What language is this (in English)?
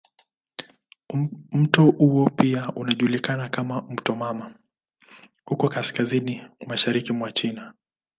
Swahili